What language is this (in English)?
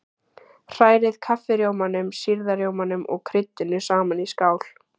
Icelandic